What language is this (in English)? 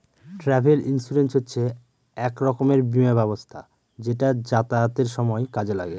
Bangla